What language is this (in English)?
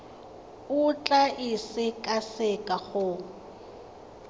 Tswana